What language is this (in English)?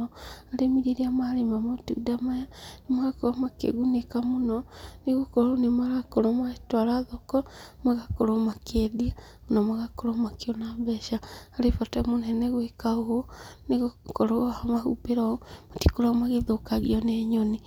Kikuyu